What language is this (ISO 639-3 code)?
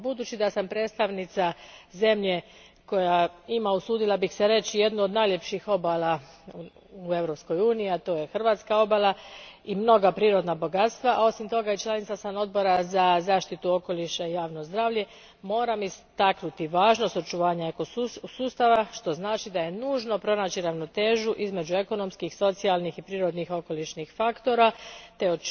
hrv